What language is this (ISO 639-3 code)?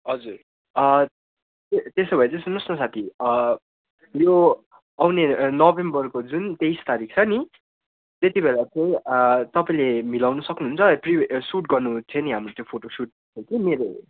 nep